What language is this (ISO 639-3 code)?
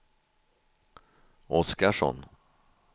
swe